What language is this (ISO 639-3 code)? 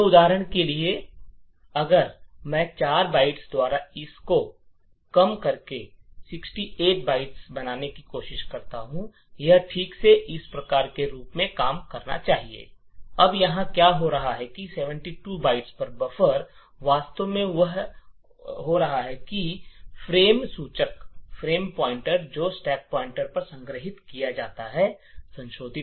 hin